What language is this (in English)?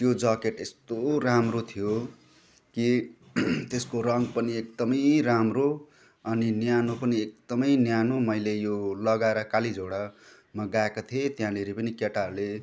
Nepali